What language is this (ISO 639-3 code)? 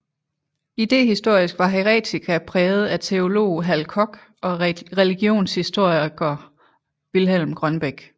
dan